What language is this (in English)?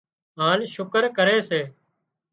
Wadiyara Koli